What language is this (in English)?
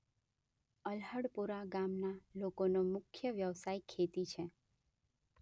Gujarati